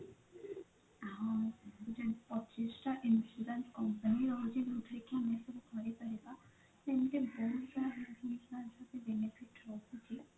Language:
Odia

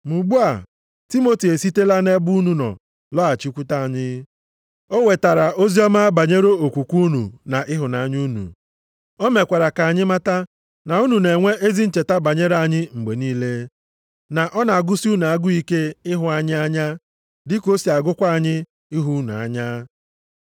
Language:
Igbo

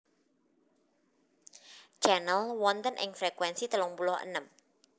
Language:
Javanese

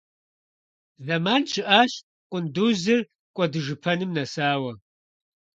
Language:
Kabardian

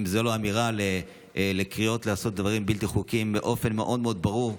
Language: Hebrew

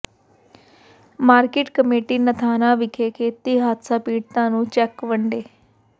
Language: Punjabi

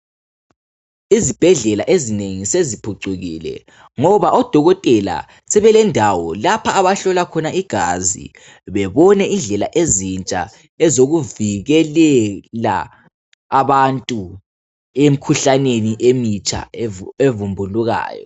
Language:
North Ndebele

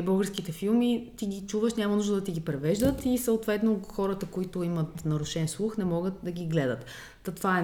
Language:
Bulgarian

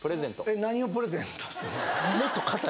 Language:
Japanese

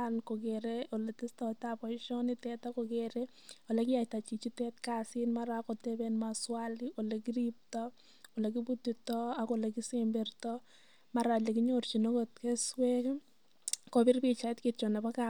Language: Kalenjin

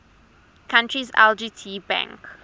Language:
English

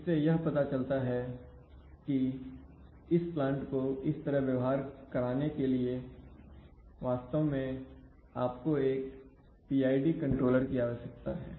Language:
Hindi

